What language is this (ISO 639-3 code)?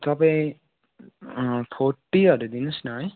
nep